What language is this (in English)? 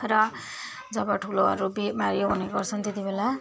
Nepali